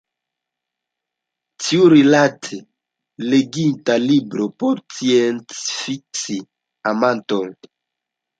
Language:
Esperanto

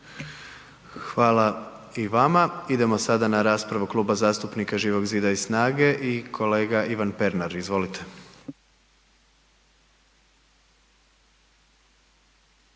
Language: Croatian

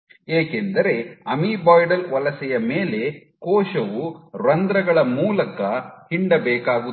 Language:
Kannada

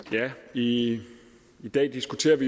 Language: Danish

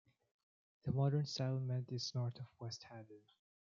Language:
English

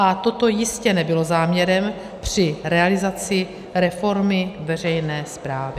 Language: Czech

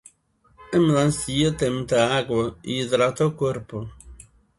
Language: Portuguese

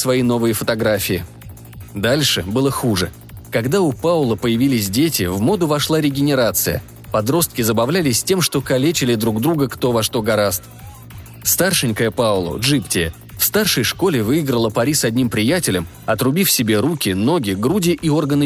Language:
Russian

